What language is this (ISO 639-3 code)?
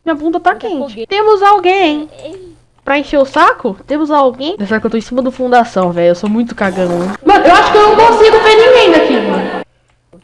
por